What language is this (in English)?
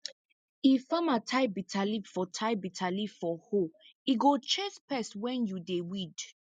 Nigerian Pidgin